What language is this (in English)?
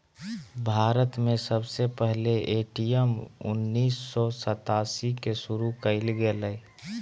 Magahi